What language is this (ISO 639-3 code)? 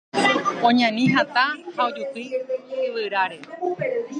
grn